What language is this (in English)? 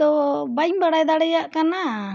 Santali